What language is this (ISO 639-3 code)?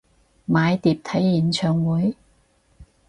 yue